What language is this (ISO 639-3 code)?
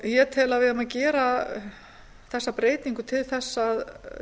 isl